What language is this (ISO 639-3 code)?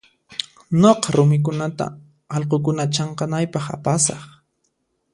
qxp